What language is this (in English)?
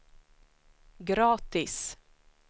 Swedish